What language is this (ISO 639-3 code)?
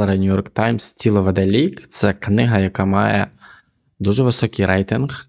ukr